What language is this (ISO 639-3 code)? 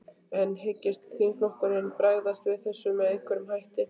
isl